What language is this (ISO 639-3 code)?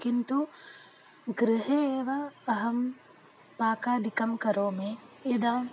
san